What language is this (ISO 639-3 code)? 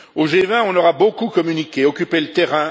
fra